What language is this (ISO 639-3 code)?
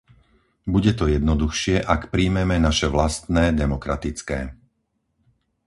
slk